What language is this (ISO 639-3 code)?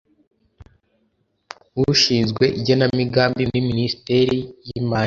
kin